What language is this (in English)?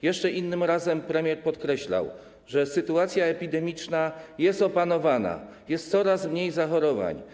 Polish